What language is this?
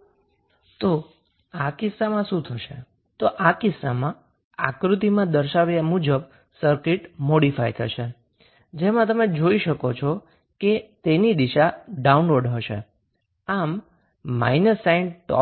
Gujarati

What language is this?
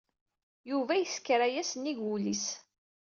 Kabyle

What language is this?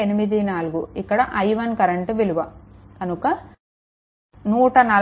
Telugu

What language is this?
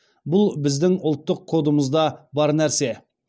Kazakh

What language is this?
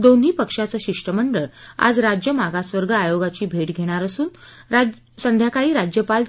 Marathi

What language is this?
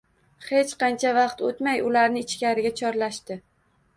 Uzbek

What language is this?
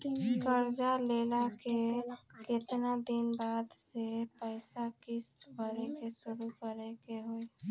Bhojpuri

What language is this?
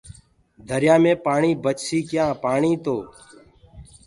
Gurgula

